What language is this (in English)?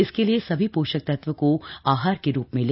Hindi